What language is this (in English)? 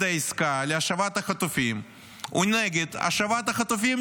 Hebrew